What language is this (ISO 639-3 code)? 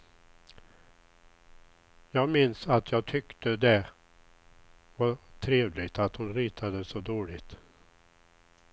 swe